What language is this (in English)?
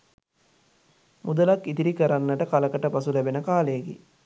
Sinhala